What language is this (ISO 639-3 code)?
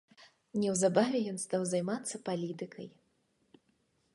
bel